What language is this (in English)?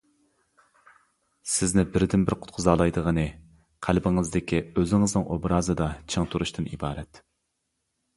Uyghur